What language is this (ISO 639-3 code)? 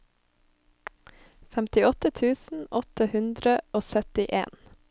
nor